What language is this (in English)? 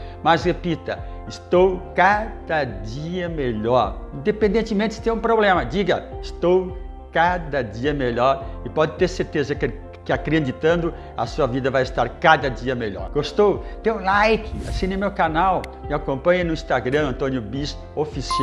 Portuguese